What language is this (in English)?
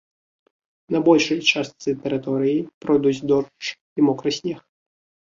Belarusian